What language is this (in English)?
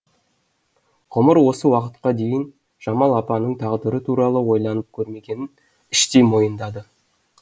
Kazakh